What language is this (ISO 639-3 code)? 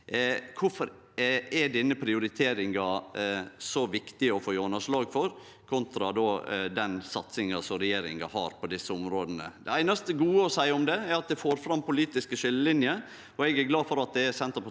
nor